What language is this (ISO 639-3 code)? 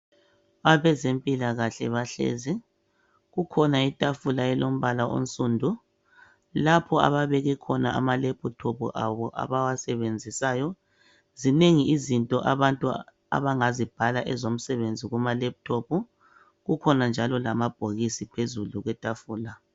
nde